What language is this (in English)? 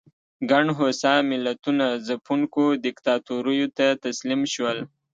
Pashto